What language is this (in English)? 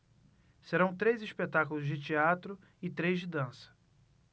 Portuguese